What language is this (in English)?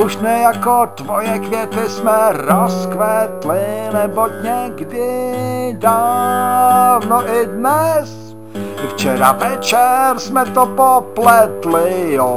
Czech